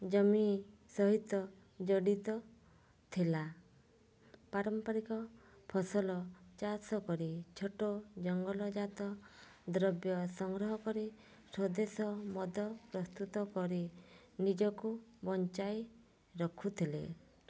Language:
Odia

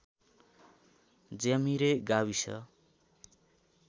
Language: Nepali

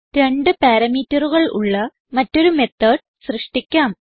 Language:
Malayalam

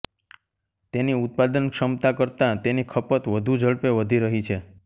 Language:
Gujarati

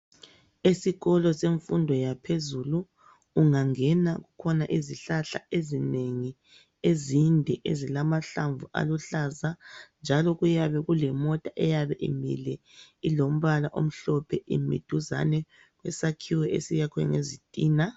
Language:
North Ndebele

